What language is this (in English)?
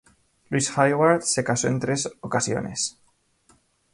Spanish